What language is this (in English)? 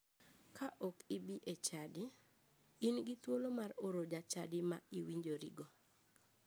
Luo (Kenya and Tanzania)